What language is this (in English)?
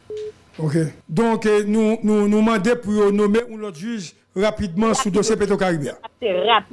French